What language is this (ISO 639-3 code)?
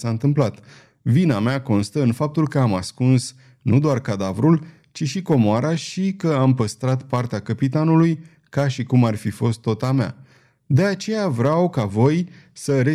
ron